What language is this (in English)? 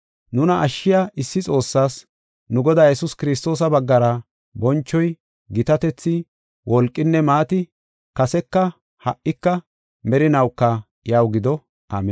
Gofa